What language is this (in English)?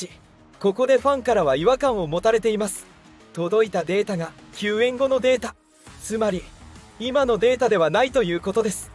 Japanese